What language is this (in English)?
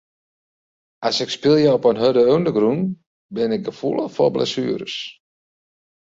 Western Frisian